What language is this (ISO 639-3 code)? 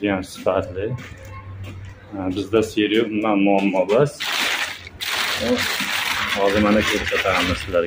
tur